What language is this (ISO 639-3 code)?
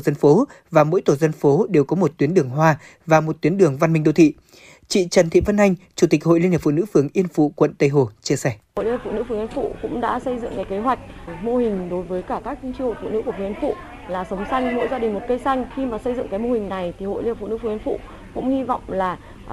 vie